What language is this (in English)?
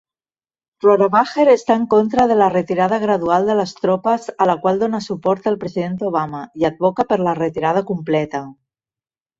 Catalan